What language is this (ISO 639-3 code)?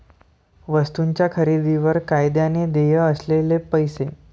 mar